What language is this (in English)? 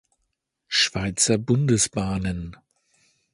German